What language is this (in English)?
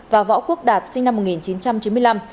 Vietnamese